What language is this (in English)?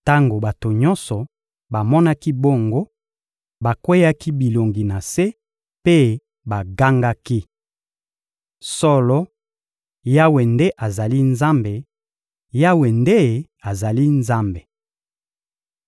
Lingala